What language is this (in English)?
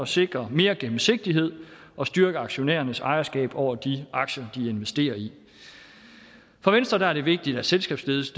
Danish